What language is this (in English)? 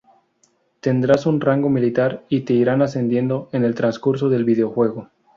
Spanish